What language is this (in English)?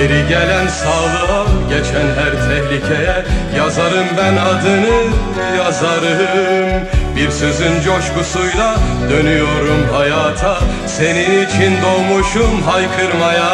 Turkish